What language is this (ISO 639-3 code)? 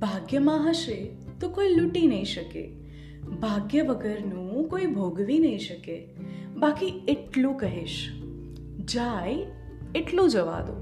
guj